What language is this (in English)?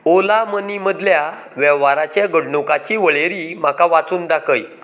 Konkani